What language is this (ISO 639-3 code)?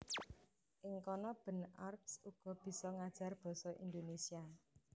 jav